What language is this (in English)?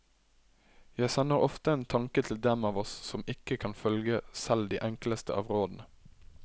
Norwegian